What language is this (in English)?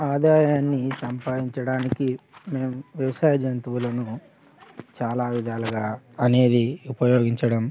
Telugu